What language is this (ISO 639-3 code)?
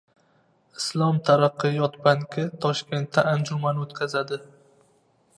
uzb